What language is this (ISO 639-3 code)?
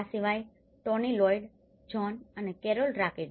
guj